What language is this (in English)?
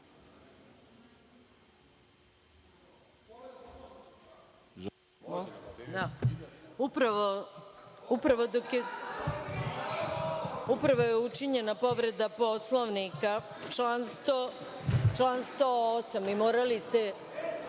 Serbian